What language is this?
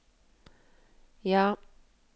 Norwegian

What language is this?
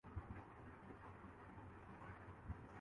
Urdu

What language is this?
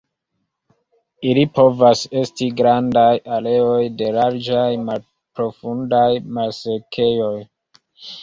Esperanto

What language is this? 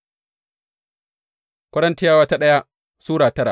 Hausa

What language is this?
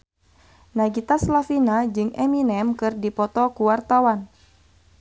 Sundanese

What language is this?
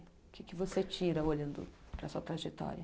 Portuguese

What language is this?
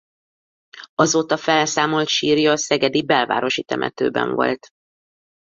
Hungarian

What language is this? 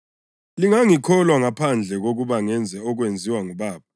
North Ndebele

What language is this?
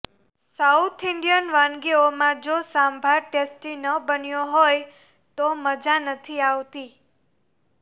Gujarati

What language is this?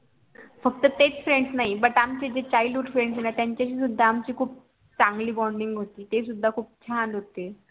Marathi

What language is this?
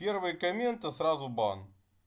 Russian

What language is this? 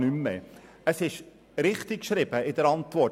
Swiss German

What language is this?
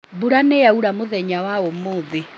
Kikuyu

